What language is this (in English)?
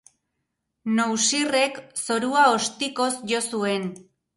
Basque